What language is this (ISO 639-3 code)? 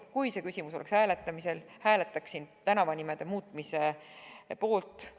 est